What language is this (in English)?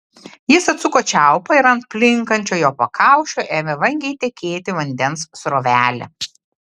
Lithuanian